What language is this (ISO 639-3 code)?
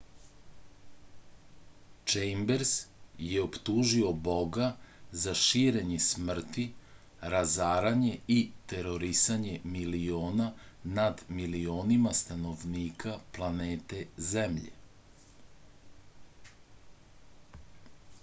srp